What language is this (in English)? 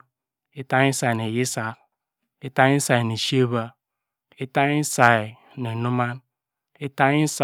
Degema